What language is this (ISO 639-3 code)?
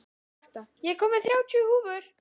isl